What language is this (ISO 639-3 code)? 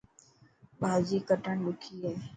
mki